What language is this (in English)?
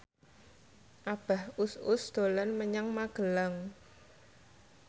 Javanese